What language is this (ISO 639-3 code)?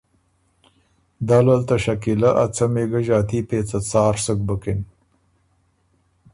oru